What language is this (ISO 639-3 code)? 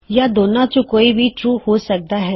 pan